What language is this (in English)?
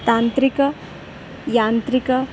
Sanskrit